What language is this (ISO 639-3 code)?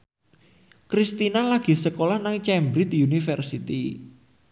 jav